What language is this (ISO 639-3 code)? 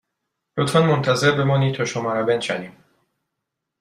fas